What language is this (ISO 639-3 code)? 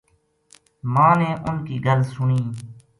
gju